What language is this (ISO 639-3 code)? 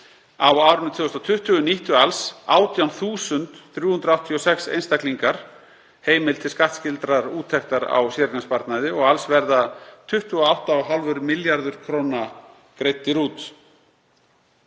isl